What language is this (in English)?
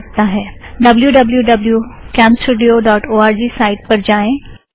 Hindi